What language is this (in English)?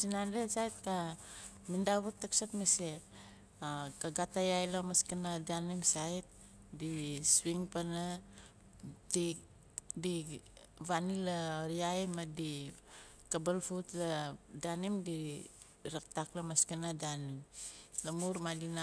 Nalik